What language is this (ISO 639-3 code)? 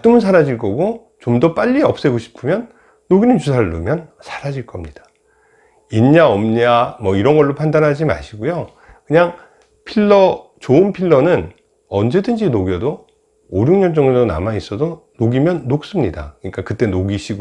kor